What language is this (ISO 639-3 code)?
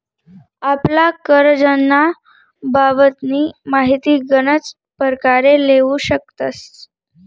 mar